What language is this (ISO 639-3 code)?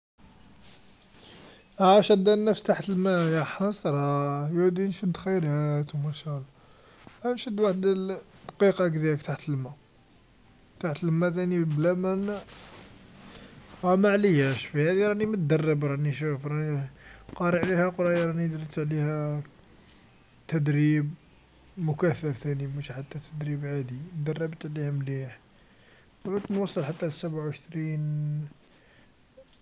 arq